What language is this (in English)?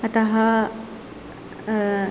Sanskrit